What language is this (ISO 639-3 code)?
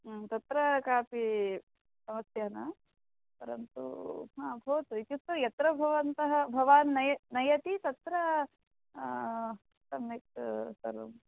san